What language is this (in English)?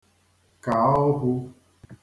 Igbo